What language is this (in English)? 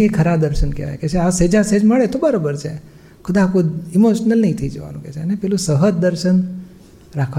Gujarati